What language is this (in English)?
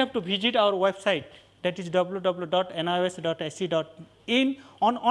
English